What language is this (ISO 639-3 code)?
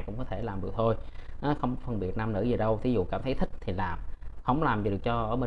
vie